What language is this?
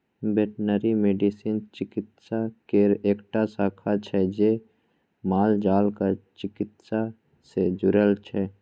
Maithili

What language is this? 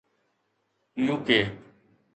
Sindhi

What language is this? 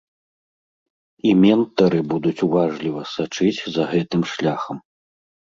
Belarusian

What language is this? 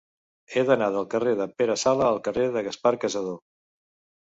Catalan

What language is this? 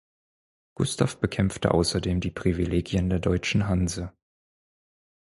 German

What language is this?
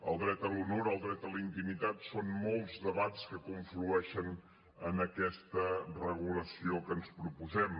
Catalan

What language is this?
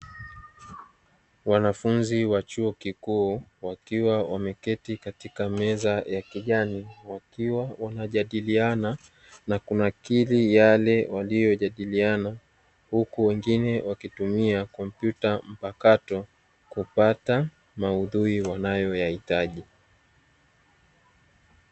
Swahili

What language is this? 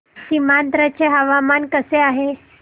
Marathi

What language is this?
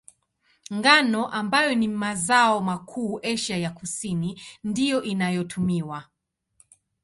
Swahili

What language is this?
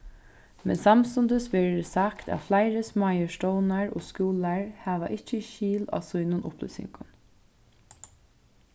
Faroese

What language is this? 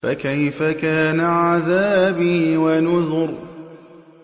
Arabic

